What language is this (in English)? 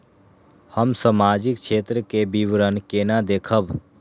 Maithili